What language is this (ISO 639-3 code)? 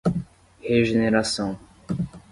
por